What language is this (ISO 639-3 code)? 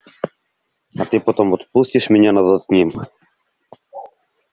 rus